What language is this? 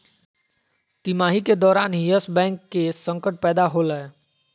Magahi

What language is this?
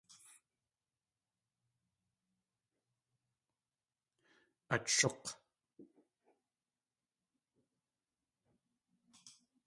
Tlingit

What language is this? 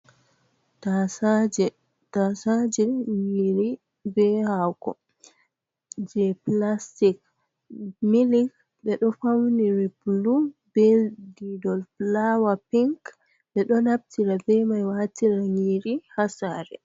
Fula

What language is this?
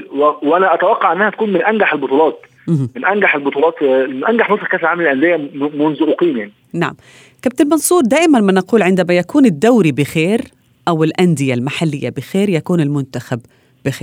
Arabic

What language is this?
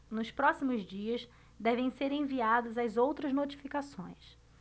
Portuguese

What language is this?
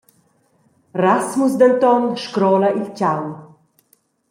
Romansh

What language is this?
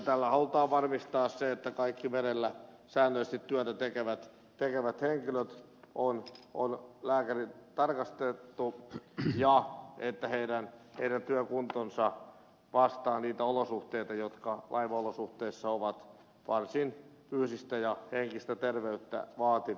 Finnish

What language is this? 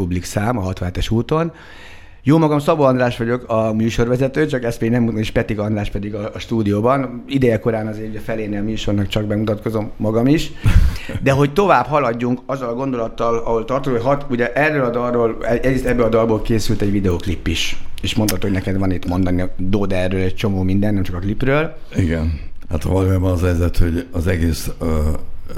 Hungarian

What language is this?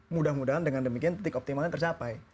Indonesian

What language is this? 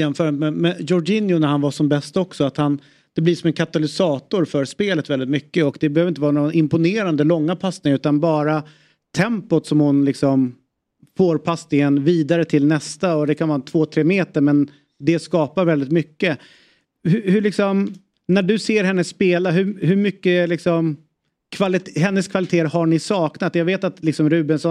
Swedish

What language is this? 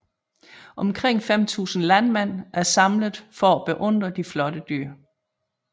Danish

